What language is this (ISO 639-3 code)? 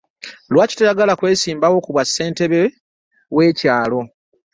lug